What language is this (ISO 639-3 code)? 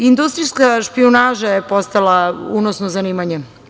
srp